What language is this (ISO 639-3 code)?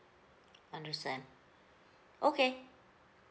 eng